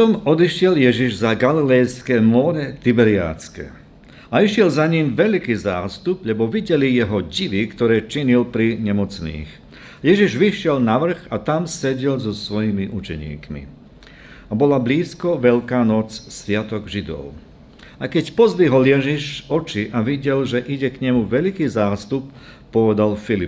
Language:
Slovak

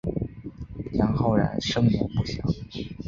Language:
Chinese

